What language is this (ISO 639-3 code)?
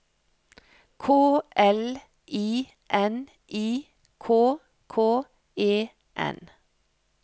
nor